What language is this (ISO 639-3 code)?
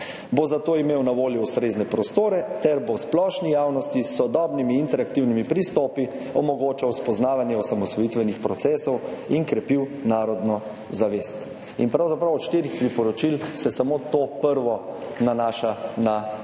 slv